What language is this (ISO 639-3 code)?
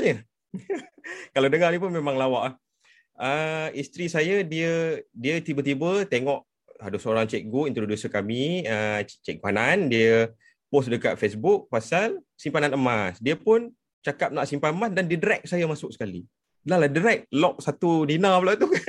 msa